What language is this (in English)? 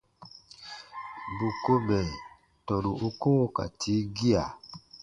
Baatonum